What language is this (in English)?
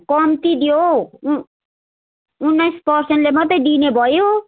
Nepali